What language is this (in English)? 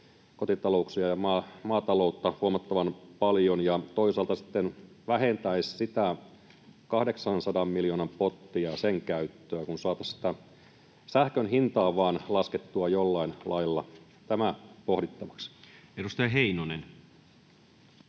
Finnish